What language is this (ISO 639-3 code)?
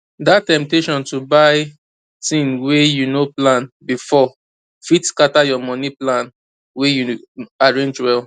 pcm